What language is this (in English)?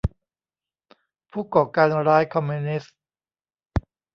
Thai